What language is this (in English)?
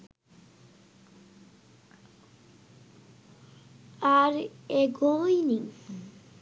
Bangla